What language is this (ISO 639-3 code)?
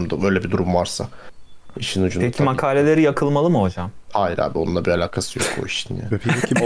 tur